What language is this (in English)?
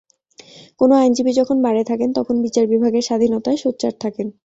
Bangla